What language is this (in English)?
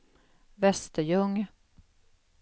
Swedish